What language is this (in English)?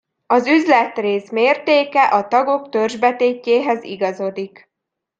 Hungarian